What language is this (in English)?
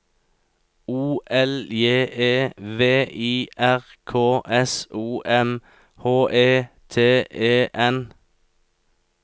Norwegian